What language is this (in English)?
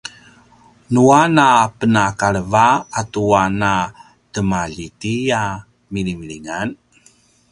Paiwan